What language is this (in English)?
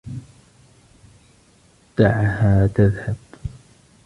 Arabic